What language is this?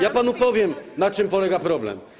Polish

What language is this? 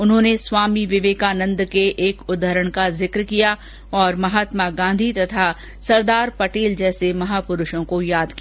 Hindi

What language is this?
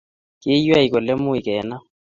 Kalenjin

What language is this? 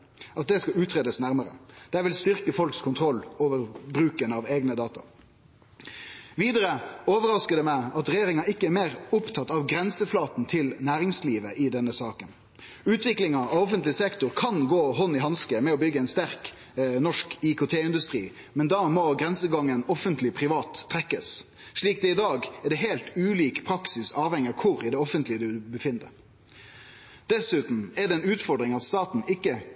Norwegian Nynorsk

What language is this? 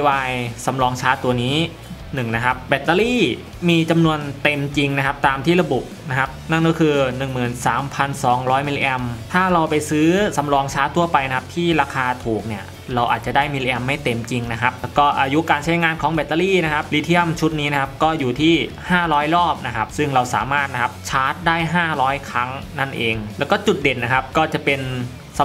Thai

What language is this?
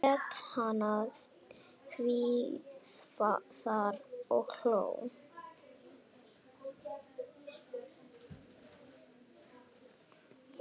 Icelandic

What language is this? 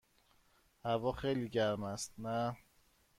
Persian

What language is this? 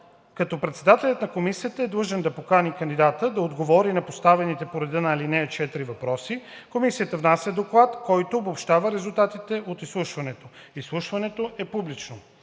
Bulgarian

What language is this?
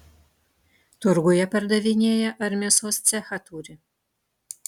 Lithuanian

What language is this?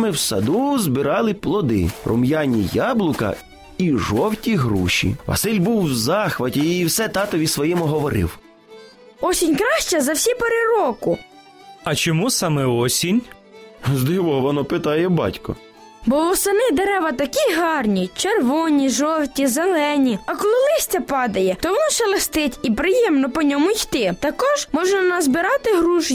Ukrainian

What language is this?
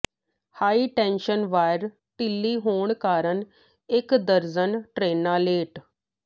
Punjabi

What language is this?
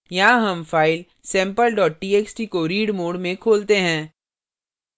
Hindi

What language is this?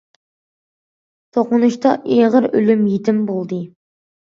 Uyghur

